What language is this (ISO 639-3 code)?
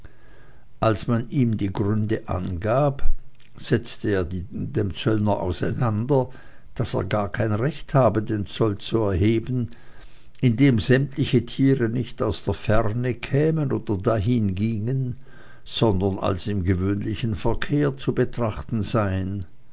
deu